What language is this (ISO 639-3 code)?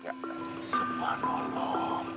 ind